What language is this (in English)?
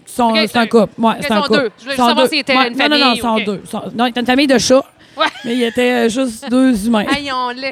French